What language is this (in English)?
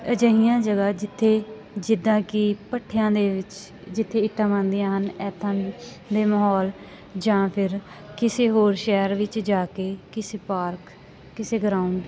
Punjabi